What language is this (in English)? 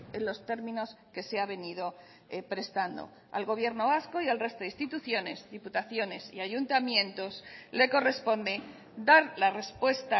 Spanish